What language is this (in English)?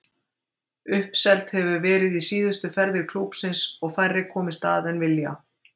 Icelandic